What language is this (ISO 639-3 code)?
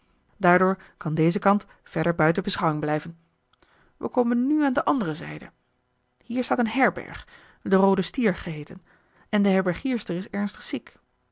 nld